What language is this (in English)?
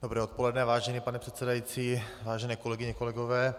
Czech